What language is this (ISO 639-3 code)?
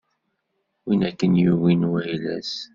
kab